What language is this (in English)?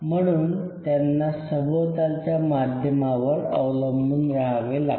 Marathi